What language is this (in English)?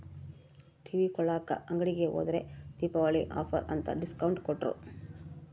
Kannada